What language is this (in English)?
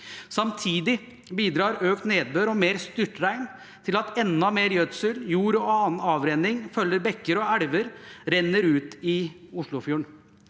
Norwegian